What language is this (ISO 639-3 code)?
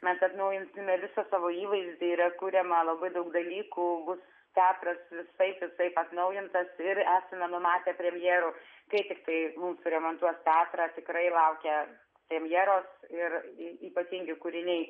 lit